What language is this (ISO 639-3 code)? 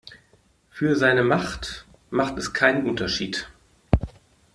deu